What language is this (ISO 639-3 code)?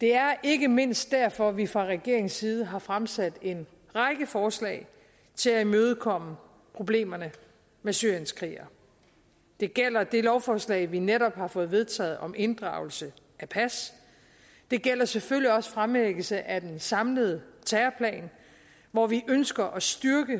dan